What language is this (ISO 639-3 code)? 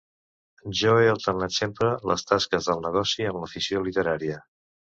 cat